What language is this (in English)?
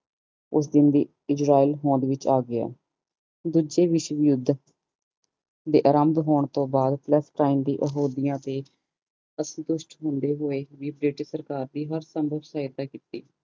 Punjabi